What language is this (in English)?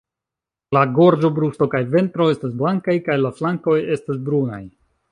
Esperanto